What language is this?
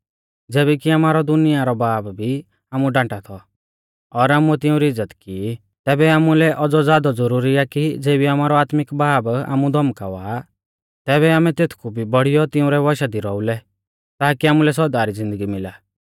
Mahasu Pahari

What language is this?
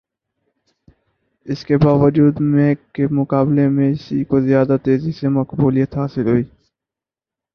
Urdu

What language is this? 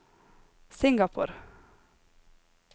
Norwegian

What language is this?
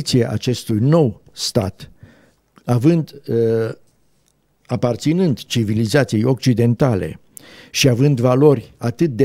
Romanian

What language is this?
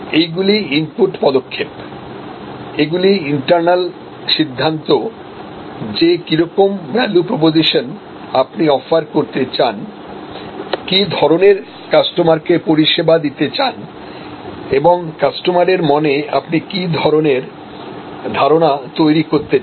Bangla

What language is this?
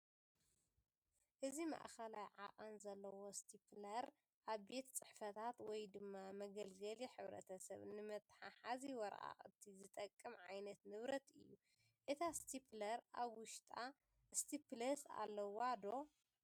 Tigrinya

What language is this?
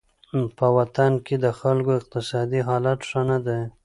Pashto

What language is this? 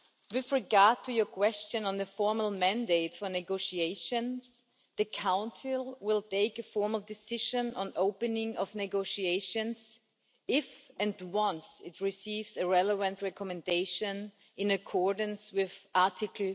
English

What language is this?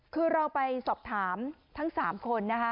Thai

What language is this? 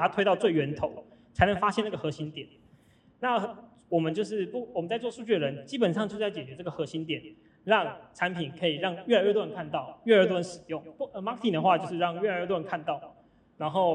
Chinese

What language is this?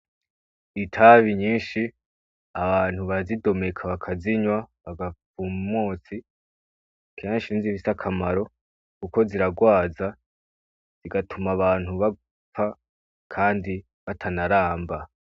Rundi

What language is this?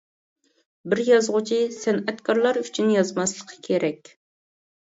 Uyghur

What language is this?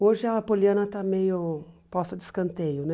Portuguese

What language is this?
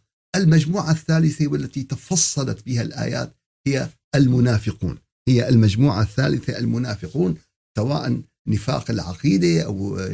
Arabic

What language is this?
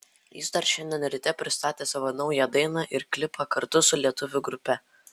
Lithuanian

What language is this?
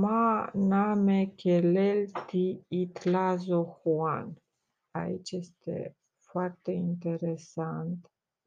Romanian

